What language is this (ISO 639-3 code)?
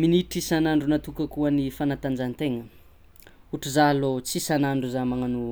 xmw